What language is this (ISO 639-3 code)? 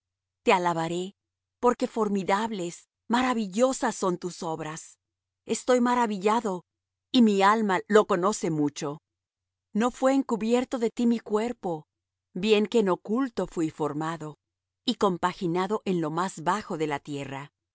spa